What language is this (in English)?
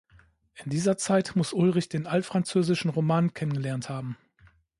German